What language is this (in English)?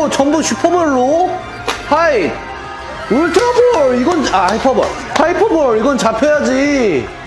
Korean